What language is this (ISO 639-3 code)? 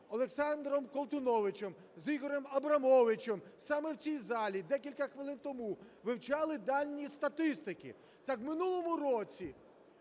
ukr